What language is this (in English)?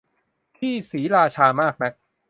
Thai